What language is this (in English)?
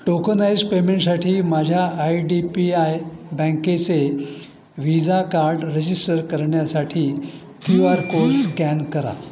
Marathi